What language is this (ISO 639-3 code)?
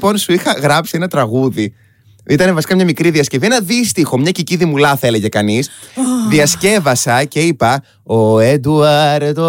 ell